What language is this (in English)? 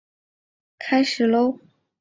Chinese